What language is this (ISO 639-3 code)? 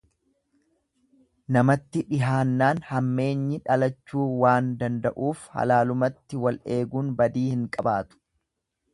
orm